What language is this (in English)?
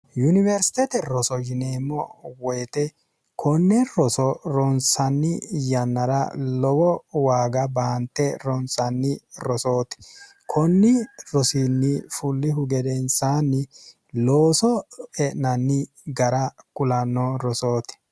Sidamo